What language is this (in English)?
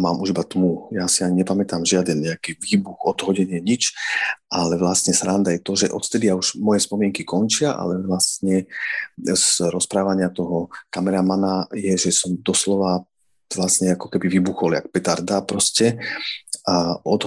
Slovak